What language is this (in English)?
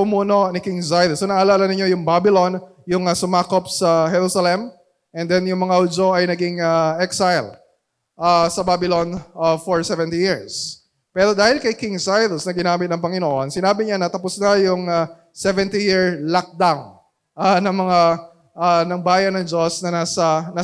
Filipino